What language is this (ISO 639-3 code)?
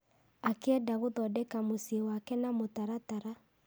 kik